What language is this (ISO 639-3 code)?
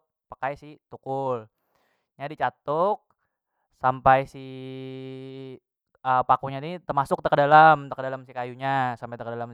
bjn